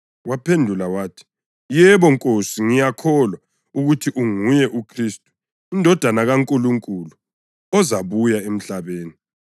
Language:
North Ndebele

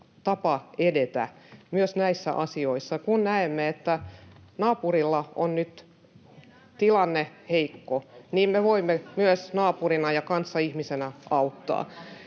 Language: Finnish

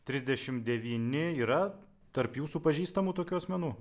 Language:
Lithuanian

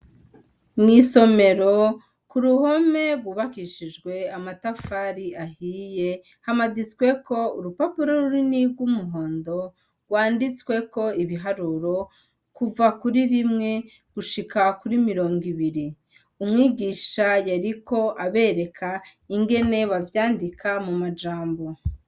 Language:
Rundi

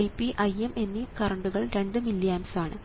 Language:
Malayalam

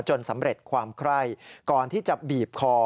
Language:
Thai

